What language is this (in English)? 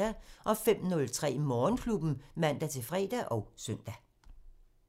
Danish